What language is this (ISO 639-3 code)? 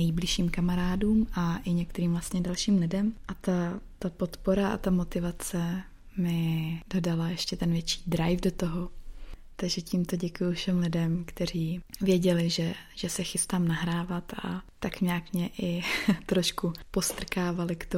ces